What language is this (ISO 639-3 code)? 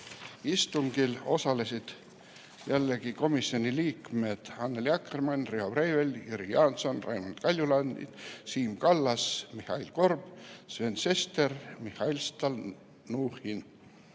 est